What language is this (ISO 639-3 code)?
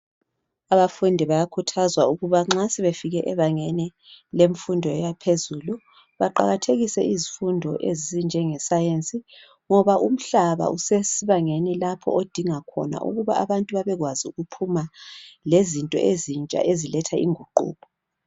nde